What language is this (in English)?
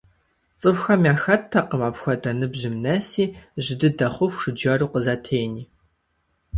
Kabardian